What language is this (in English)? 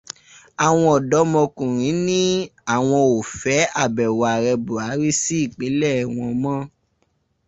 Yoruba